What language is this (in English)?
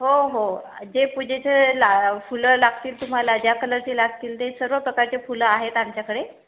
Marathi